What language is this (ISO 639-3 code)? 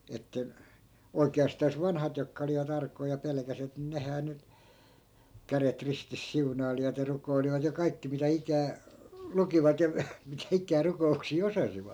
fin